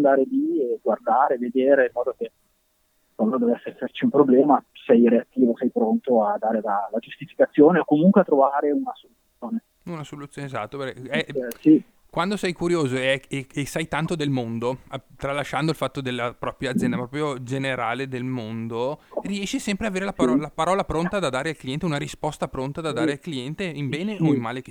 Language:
Italian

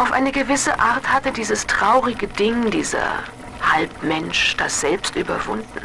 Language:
German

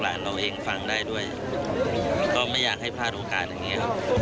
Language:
Thai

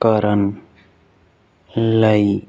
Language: Punjabi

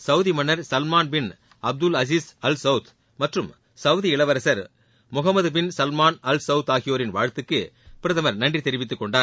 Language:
Tamil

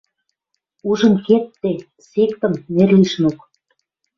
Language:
Western Mari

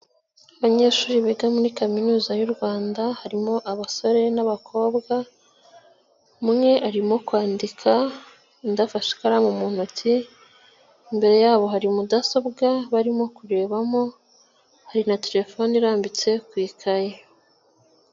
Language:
Kinyarwanda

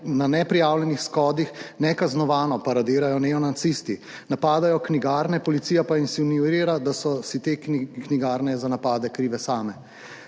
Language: Slovenian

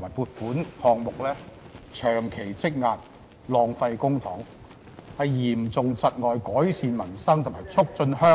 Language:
Cantonese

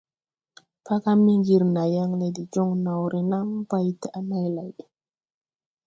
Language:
Tupuri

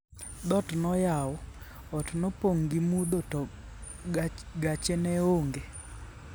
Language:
Luo (Kenya and Tanzania)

